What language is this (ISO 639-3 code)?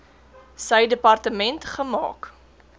afr